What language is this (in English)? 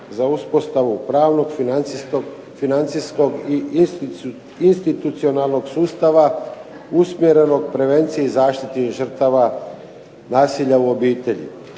Croatian